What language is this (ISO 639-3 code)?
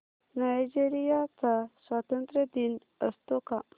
mar